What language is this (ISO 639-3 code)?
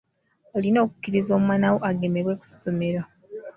lug